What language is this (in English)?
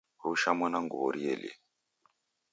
Taita